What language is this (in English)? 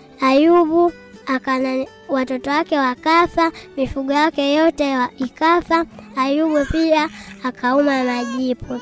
Swahili